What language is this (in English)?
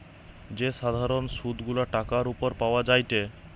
Bangla